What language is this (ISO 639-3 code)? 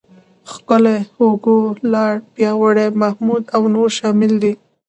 pus